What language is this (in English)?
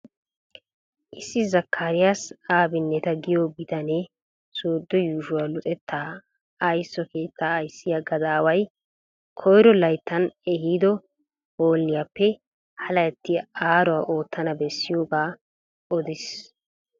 Wolaytta